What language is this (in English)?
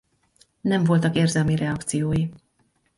Hungarian